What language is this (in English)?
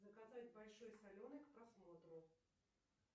Russian